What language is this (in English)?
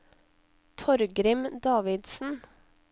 Norwegian